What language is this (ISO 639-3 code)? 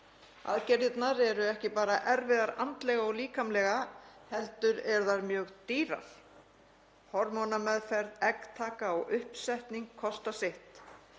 isl